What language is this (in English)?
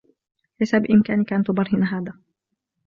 Arabic